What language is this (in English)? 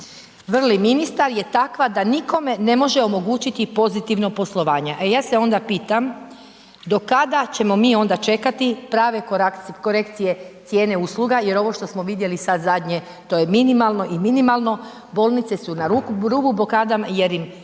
Croatian